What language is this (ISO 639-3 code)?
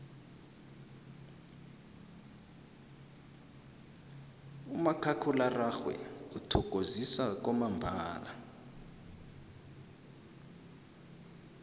nbl